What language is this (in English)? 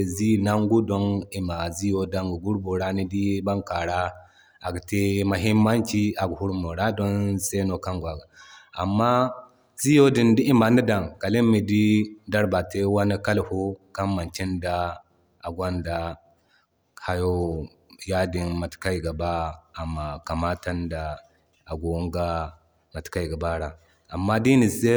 Zarma